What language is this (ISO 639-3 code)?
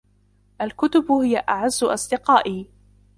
ara